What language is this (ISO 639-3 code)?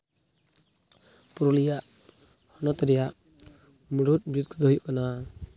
sat